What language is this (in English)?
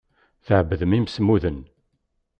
Kabyle